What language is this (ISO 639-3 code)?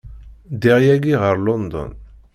kab